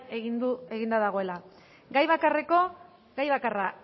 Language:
Basque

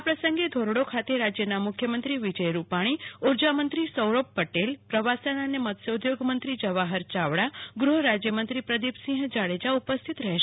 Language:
Gujarati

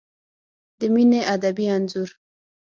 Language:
Pashto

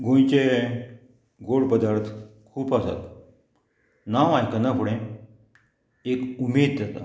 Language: Konkani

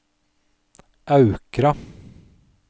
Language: Norwegian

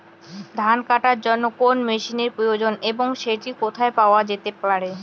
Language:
Bangla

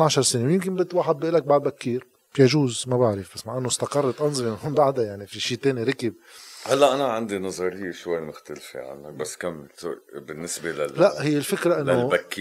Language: Arabic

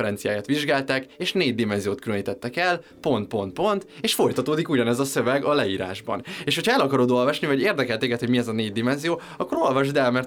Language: Hungarian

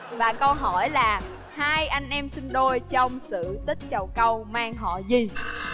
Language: Vietnamese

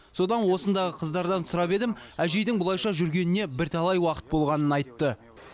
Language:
Kazakh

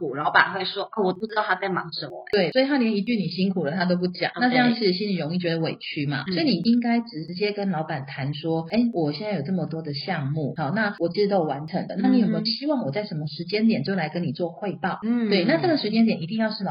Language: Chinese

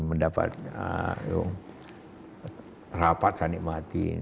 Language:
Indonesian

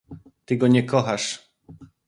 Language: Polish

